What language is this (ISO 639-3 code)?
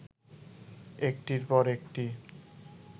ben